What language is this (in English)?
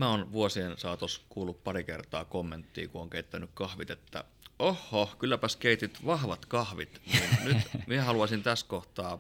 Finnish